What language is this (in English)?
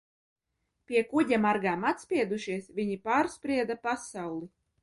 Latvian